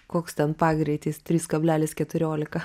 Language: Lithuanian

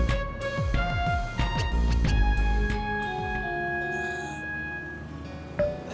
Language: Indonesian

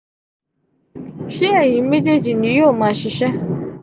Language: Yoruba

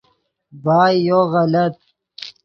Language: Yidgha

